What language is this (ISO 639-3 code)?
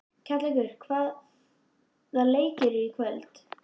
isl